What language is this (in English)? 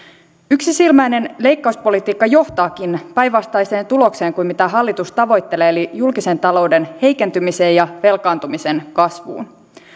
Finnish